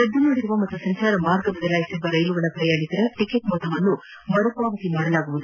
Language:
Kannada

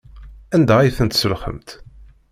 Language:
Kabyle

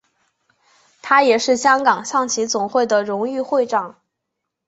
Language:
Chinese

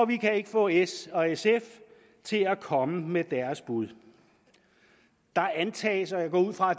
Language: Danish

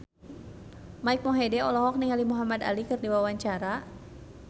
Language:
Sundanese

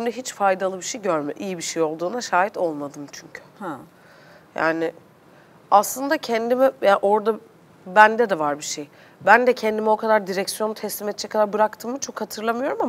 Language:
Turkish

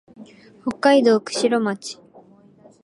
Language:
Japanese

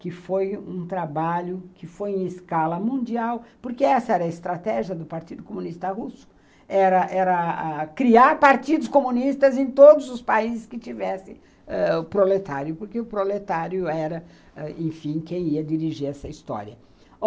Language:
Portuguese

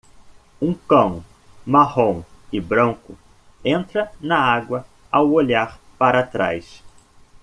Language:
Portuguese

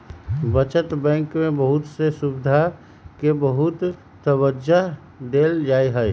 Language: Magahi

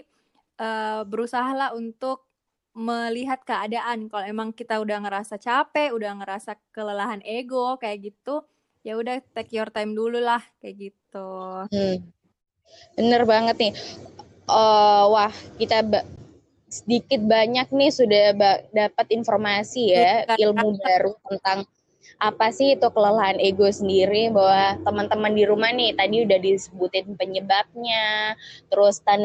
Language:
Indonesian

